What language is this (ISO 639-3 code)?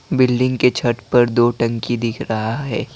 hin